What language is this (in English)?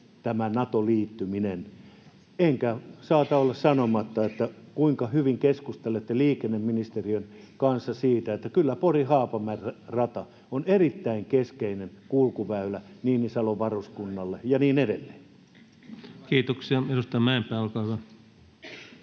Finnish